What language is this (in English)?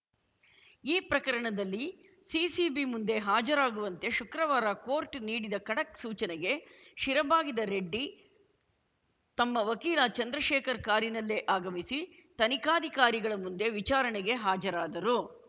Kannada